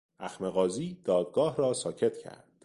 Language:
Persian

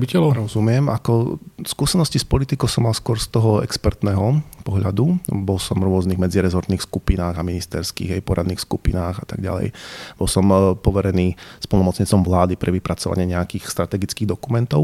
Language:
Slovak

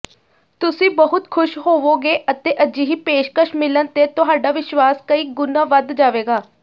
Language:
Punjabi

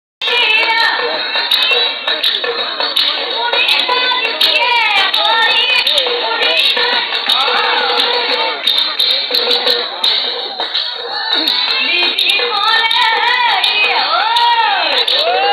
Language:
Romanian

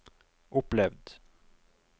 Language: Norwegian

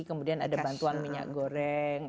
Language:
Indonesian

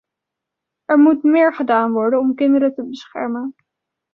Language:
Dutch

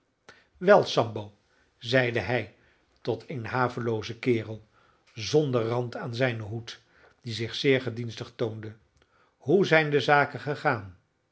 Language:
Dutch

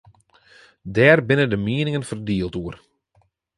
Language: Western Frisian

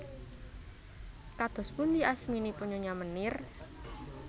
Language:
Javanese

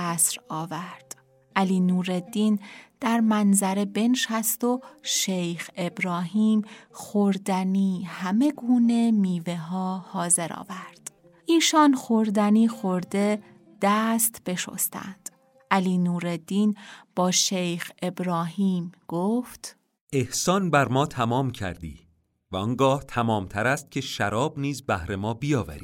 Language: Persian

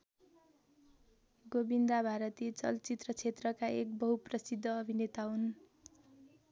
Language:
Nepali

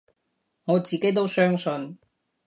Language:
Cantonese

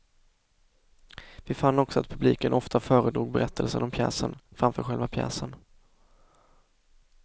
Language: Swedish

